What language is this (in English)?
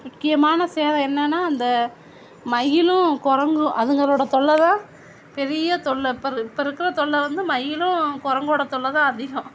Tamil